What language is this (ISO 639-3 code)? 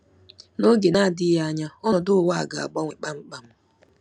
ibo